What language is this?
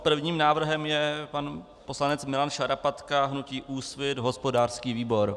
Czech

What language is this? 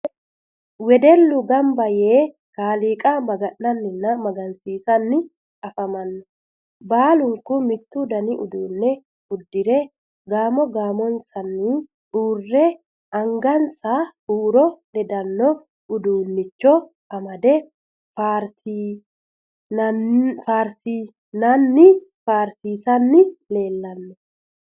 Sidamo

